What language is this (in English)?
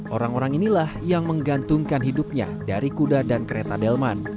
Indonesian